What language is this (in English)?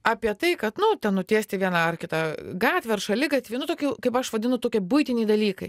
Lithuanian